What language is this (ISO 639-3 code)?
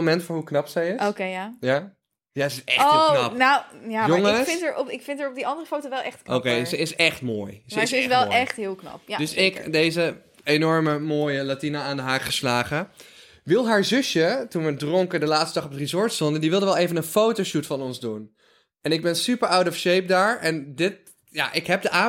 nld